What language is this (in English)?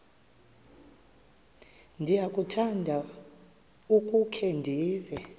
Xhosa